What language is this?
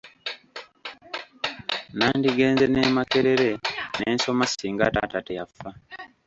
Ganda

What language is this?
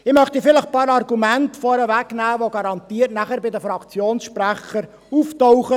Swiss German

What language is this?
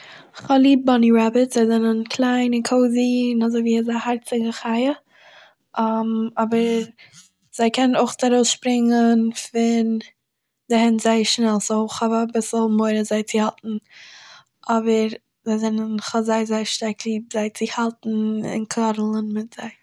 Yiddish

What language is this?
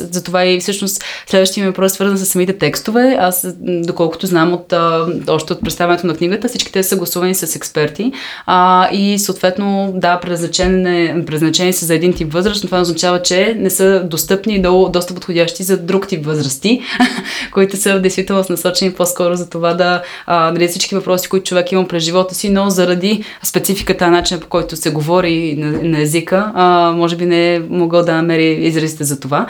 Bulgarian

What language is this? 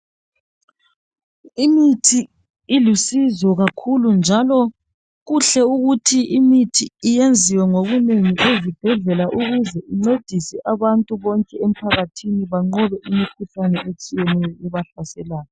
North Ndebele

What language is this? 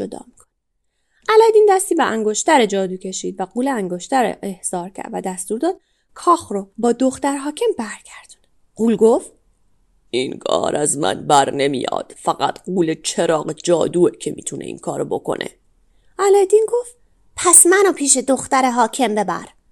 Persian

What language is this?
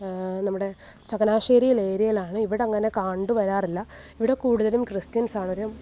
Malayalam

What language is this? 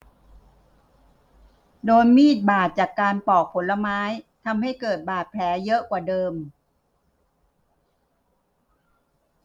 Thai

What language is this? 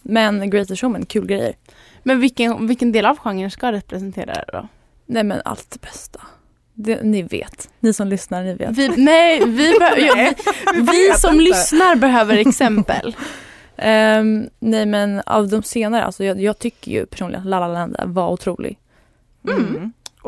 Swedish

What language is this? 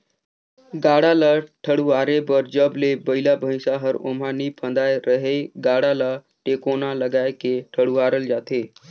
Chhattisgarhi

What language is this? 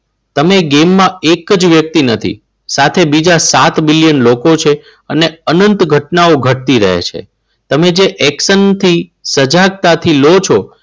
Gujarati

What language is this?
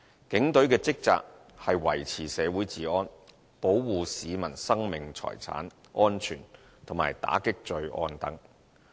Cantonese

